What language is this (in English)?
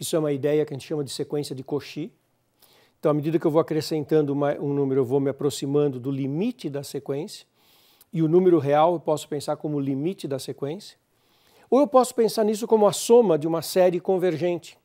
Portuguese